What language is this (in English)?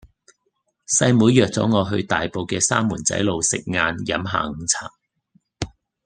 Cantonese